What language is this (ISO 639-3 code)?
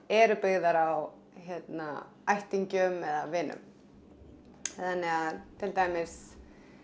isl